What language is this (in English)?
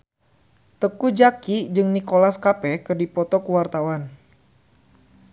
Sundanese